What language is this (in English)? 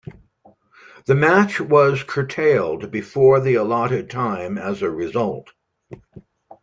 English